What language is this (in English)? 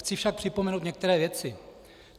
Czech